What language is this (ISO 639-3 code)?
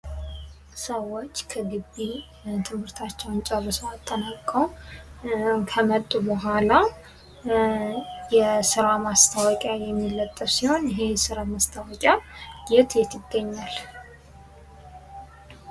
amh